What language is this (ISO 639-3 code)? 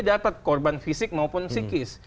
ind